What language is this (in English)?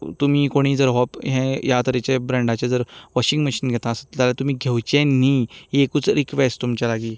Konkani